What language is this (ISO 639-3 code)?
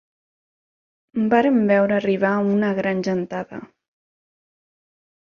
cat